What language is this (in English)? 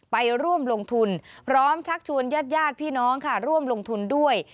Thai